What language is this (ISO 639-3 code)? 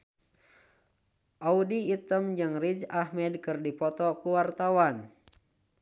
sun